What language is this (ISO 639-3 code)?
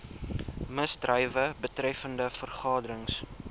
afr